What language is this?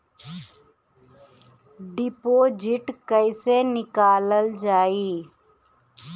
Bhojpuri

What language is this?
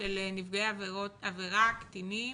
Hebrew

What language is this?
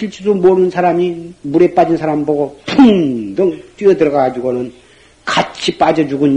Korean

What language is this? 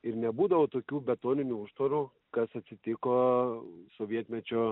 Lithuanian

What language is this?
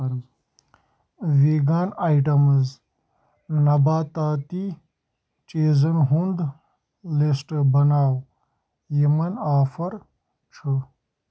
Kashmiri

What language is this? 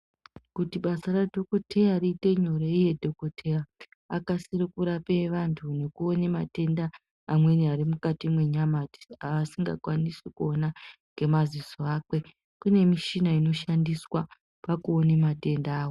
Ndau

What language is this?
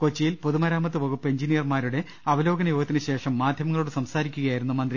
Malayalam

